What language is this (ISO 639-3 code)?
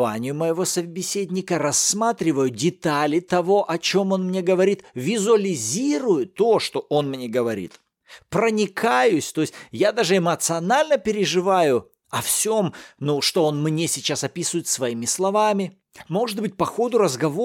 rus